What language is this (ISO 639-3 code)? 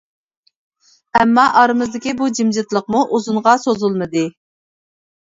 uig